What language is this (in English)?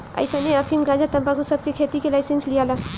Bhojpuri